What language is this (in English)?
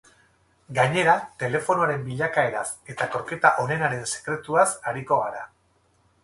Basque